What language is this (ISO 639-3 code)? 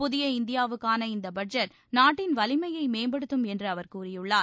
tam